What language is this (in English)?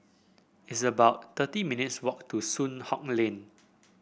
English